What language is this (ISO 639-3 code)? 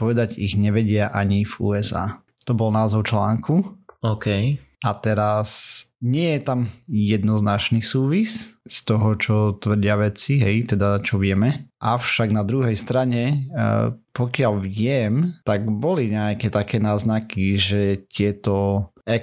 slk